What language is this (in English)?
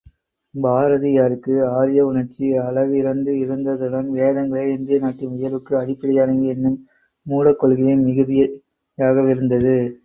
Tamil